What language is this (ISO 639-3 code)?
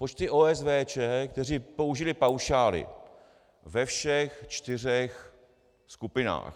ces